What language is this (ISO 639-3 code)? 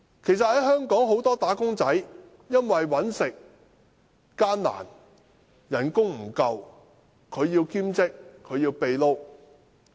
yue